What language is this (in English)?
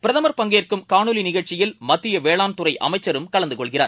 Tamil